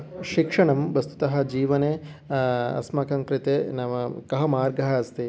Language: Sanskrit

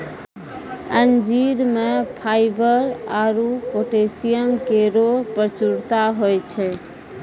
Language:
Maithili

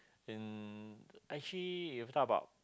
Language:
English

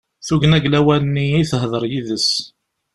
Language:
Kabyle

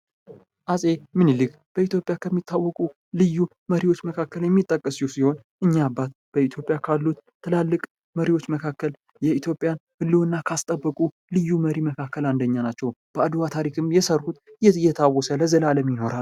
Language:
Amharic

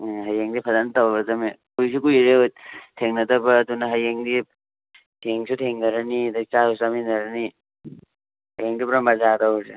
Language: Manipuri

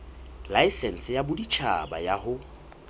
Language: Southern Sotho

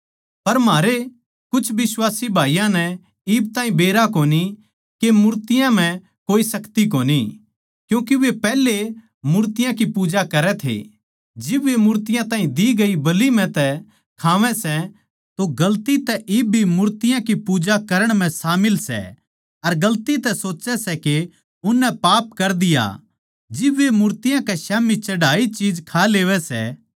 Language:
Haryanvi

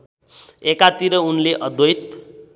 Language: Nepali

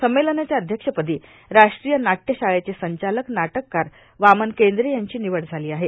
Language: Marathi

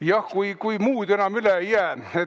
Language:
Estonian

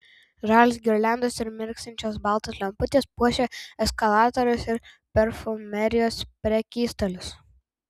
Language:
Lithuanian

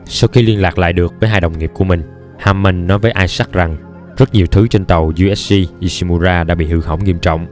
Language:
Vietnamese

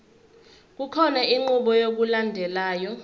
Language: Zulu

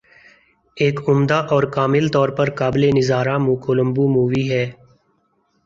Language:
Urdu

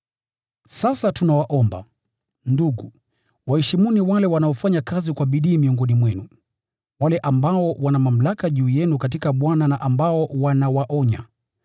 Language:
Swahili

